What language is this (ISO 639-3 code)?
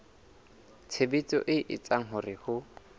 sot